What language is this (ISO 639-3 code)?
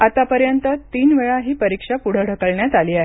mar